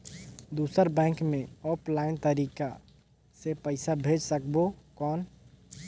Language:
Chhattisgarhi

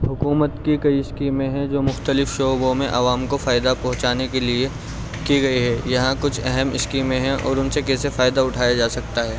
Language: Urdu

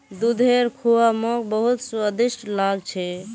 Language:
Magahi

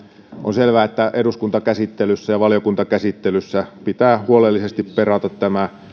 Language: Finnish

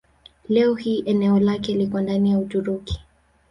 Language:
Swahili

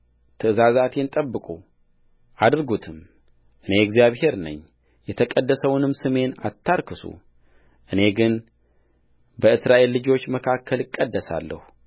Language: Amharic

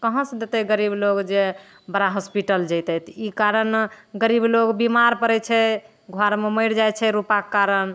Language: Maithili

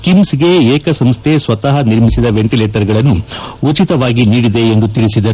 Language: Kannada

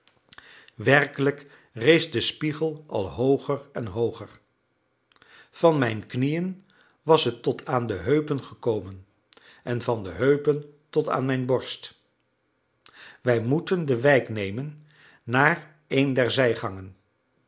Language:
Dutch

